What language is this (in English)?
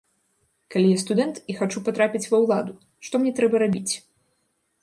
Belarusian